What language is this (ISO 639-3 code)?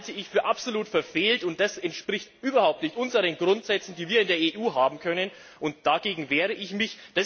deu